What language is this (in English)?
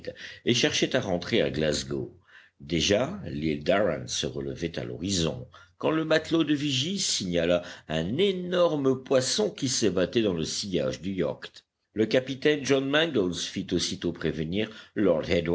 French